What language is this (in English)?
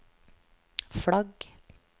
Norwegian